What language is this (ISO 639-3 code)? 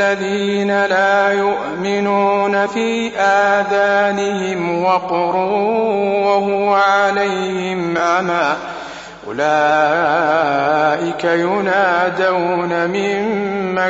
ara